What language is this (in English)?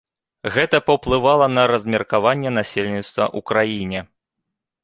Belarusian